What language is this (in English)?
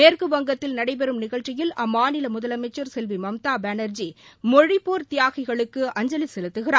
Tamil